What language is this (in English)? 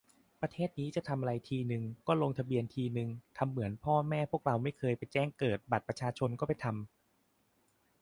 Thai